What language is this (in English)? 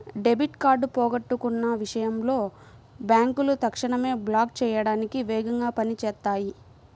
Telugu